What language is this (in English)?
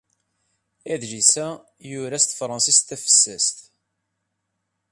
Kabyle